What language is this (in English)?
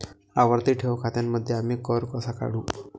Marathi